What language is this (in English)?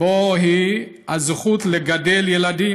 Hebrew